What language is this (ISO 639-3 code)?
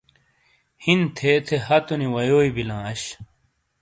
scl